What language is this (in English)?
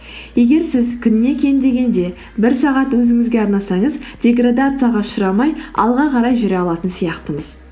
Kazakh